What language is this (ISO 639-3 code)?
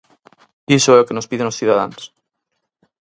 glg